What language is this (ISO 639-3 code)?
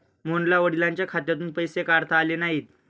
mar